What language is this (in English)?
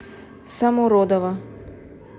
Russian